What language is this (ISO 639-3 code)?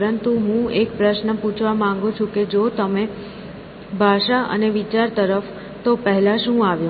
guj